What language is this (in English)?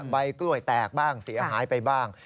Thai